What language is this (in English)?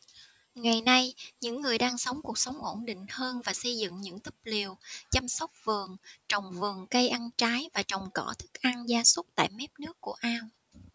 Vietnamese